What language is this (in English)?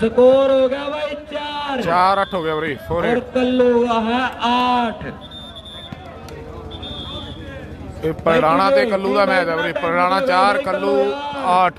Hindi